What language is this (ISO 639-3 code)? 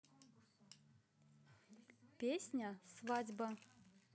rus